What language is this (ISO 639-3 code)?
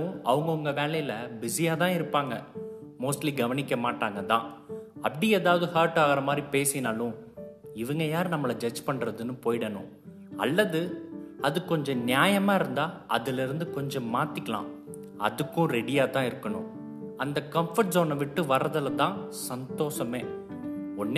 tam